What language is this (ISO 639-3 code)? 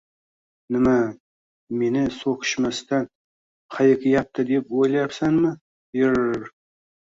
uzb